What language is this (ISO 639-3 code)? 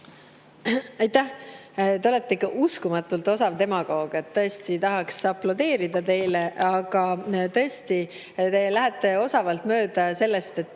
est